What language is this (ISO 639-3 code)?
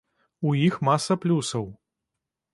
bel